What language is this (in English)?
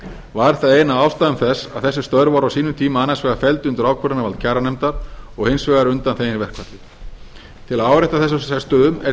Icelandic